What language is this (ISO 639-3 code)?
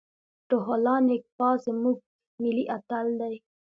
pus